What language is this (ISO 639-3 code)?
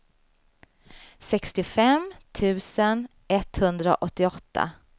swe